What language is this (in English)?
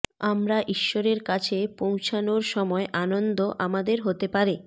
Bangla